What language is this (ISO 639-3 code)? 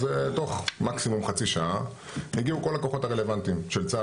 heb